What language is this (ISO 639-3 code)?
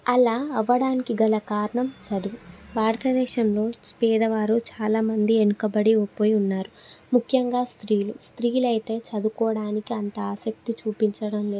tel